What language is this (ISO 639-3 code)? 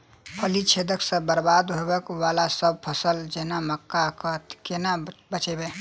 mai